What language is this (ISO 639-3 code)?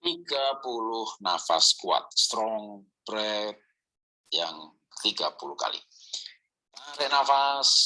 ind